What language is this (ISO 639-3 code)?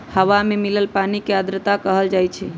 mag